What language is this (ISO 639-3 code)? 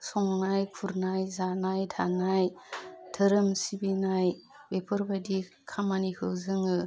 brx